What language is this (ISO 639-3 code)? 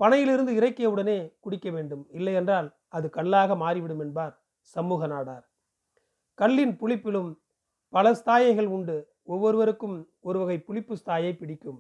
tam